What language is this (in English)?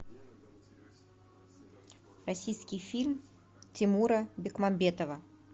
Russian